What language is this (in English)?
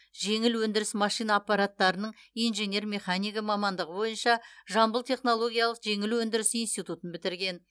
Kazakh